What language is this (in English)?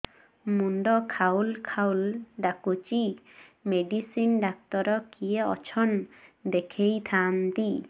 Odia